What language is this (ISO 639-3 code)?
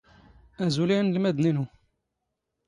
zgh